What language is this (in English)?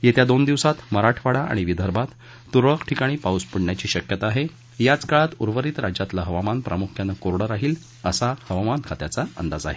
Marathi